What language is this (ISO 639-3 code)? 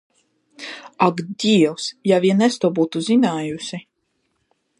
lav